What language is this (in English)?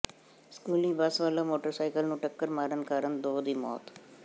Punjabi